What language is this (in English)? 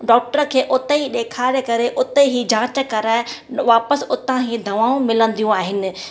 Sindhi